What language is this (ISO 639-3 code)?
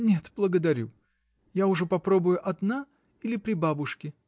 rus